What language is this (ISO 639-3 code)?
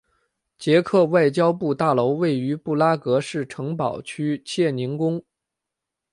zho